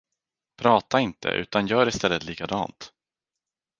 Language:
Swedish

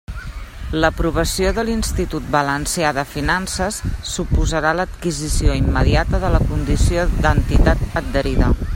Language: Catalan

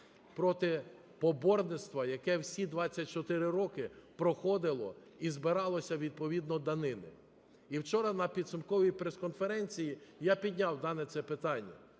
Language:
Ukrainian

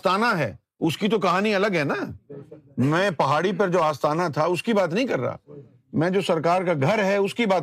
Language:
Urdu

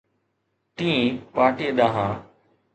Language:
Sindhi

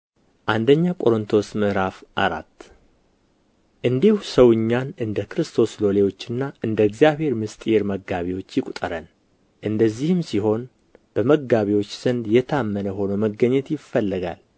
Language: Amharic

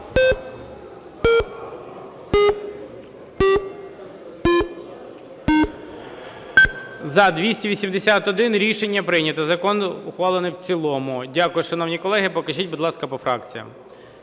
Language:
Ukrainian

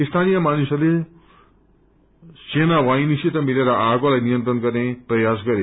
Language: Nepali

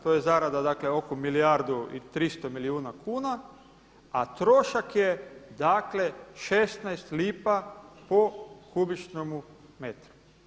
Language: Croatian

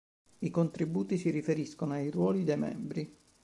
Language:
Italian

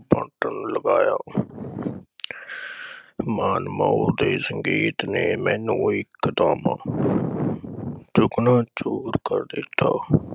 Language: Punjabi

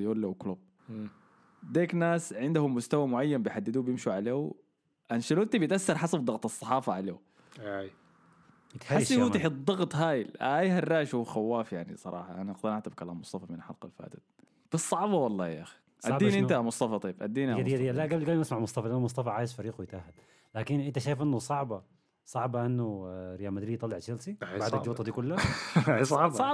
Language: Arabic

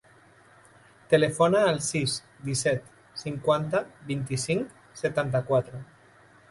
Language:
Catalan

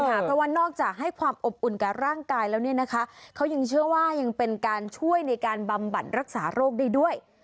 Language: Thai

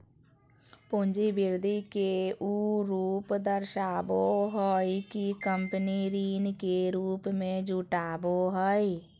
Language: Magahi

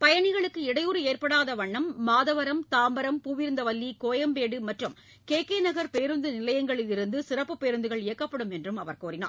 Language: Tamil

